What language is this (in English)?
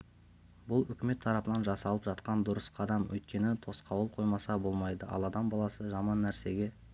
Kazakh